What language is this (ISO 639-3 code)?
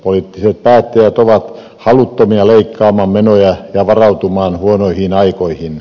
fin